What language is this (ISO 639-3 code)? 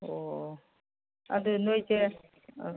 mni